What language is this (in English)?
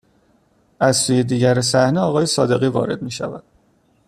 Persian